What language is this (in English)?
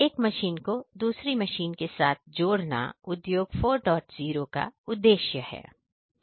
Hindi